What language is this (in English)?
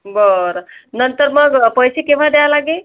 Marathi